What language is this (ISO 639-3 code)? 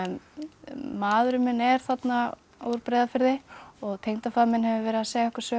isl